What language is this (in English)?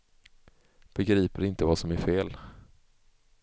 Swedish